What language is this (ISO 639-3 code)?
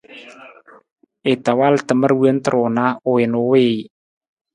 nmz